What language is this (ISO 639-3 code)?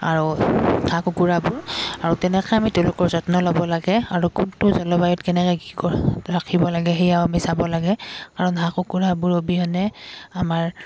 asm